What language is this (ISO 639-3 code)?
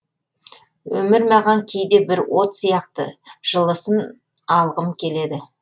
kaz